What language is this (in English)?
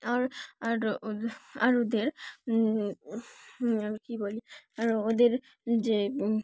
Bangla